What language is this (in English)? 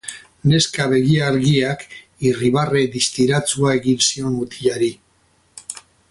Basque